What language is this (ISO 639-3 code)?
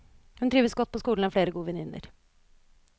nor